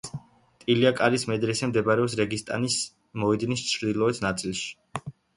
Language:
Georgian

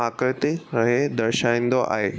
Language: Sindhi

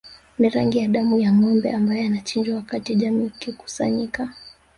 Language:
Swahili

